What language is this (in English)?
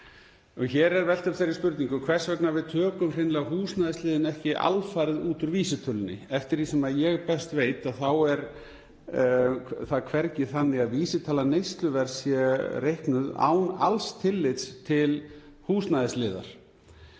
Icelandic